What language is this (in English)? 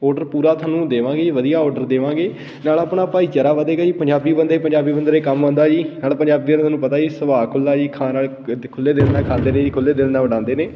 Punjabi